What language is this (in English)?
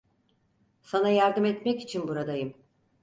Turkish